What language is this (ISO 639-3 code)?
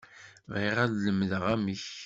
kab